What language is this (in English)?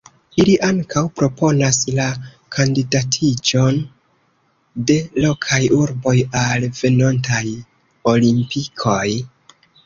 Esperanto